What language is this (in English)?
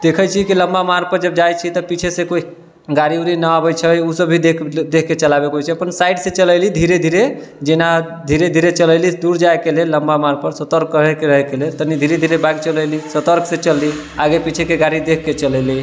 Maithili